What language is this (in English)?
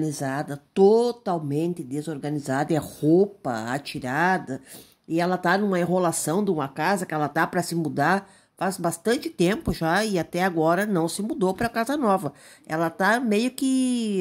Portuguese